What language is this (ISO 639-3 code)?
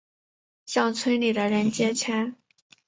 zho